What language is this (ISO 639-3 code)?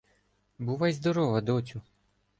ukr